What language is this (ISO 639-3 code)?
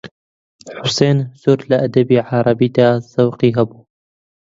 ckb